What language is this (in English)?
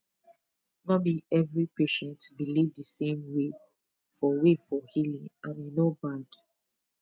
Nigerian Pidgin